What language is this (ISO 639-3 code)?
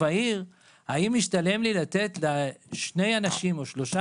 heb